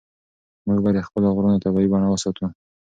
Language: Pashto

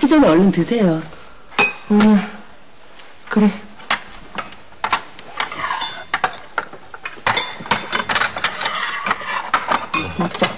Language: Korean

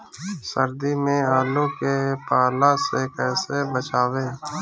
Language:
Bhojpuri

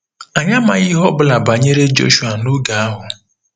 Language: Igbo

